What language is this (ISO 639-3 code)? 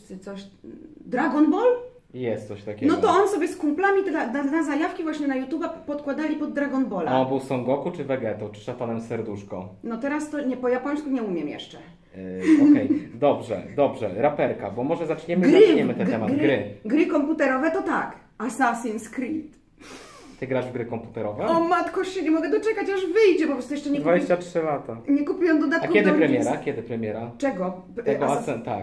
pol